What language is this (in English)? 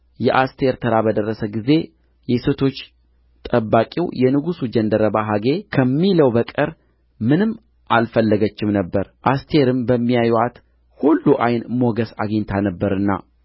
Amharic